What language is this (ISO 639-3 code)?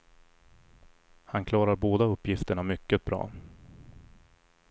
swe